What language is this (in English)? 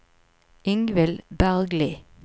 Norwegian